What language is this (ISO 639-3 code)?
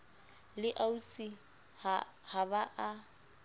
sot